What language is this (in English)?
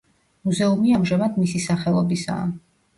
Georgian